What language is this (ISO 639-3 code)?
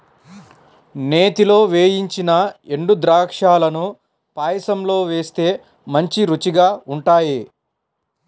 tel